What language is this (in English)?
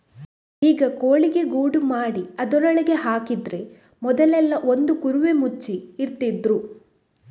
Kannada